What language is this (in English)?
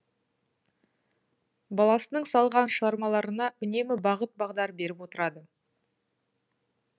Kazakh